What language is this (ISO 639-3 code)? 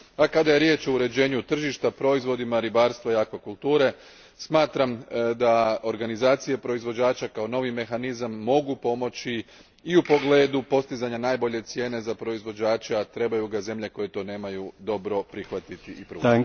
hrv